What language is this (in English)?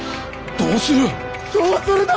Japanese